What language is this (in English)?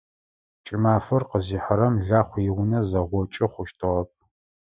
Adyghe